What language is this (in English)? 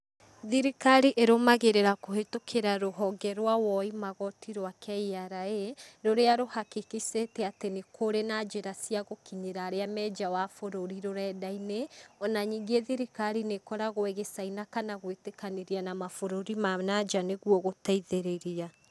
Kikuyu